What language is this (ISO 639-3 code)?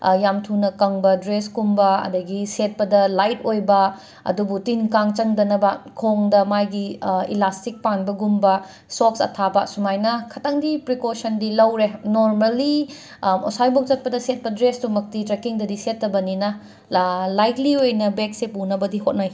mni